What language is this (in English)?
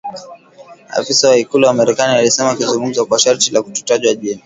Swahili